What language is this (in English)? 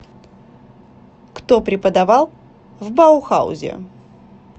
Russian